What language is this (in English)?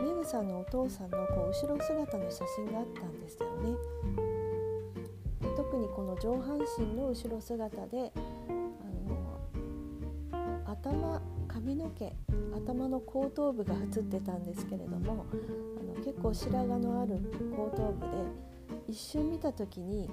Japanese